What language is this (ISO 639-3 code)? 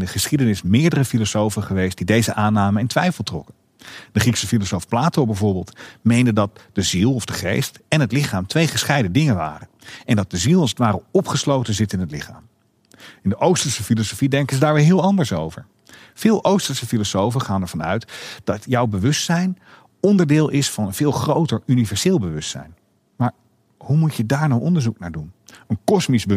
nld